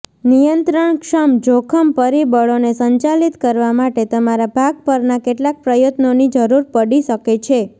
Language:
Gujarati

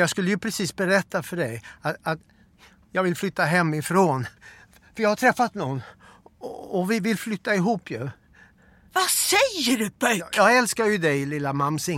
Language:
Swedish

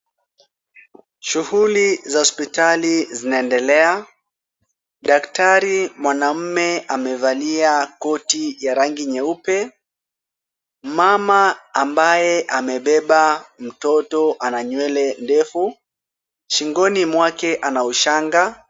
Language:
Swahili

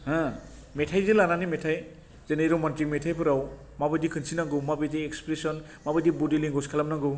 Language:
Bodo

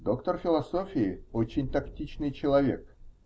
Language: Russian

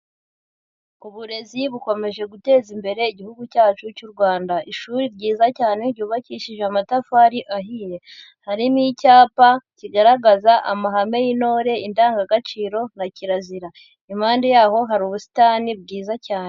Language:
Kinyarwanda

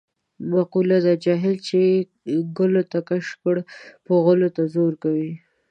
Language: Pashto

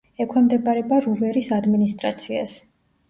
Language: Georgian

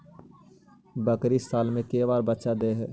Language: Magahi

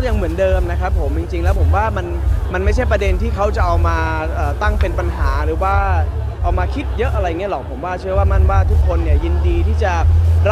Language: Thai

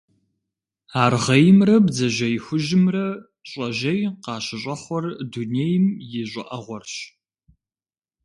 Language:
Kabardian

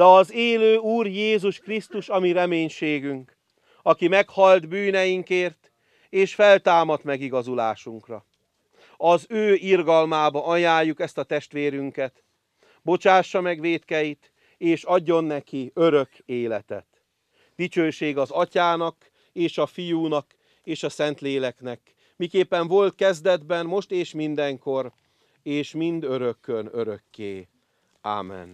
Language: Hungarian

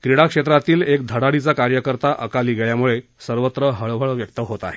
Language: Marathi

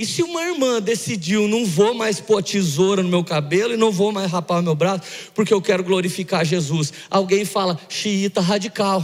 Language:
Portuguese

